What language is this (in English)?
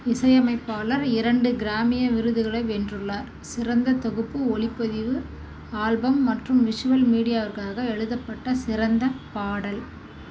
Tamil